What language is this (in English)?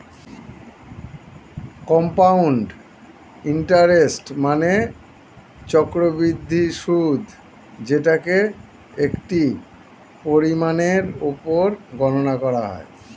Bangla